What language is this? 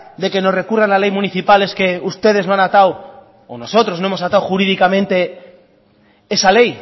Spanish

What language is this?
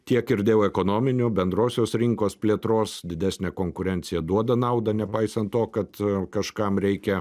Lithuanian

